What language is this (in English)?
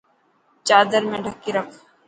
Dhatki